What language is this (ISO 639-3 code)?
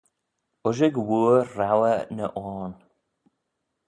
glv